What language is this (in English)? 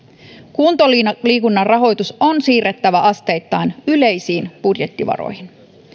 Finnish